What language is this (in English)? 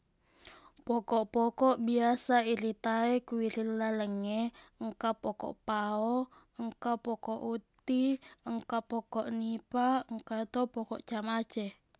Buginese